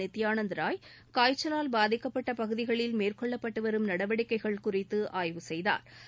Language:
Tamil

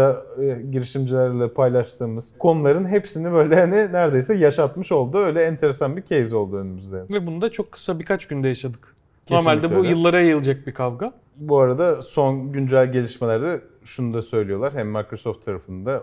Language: Turkish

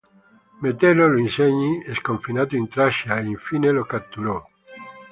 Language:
Italian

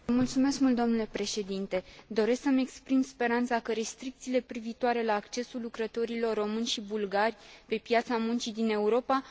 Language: Romanian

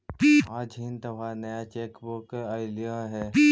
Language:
Magahi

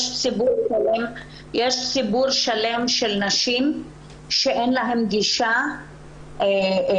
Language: Hebrew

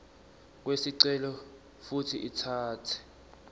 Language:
Swati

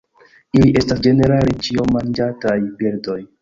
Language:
Esperanto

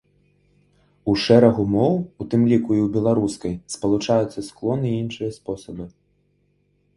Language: Belarusian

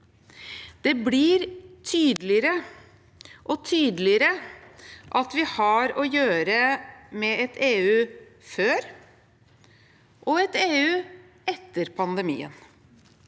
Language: Norwegian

